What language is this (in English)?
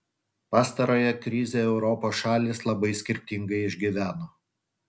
Lithuanian